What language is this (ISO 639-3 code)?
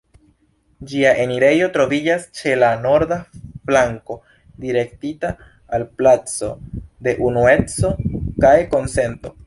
epo